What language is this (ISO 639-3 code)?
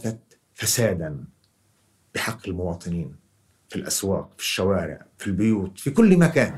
ara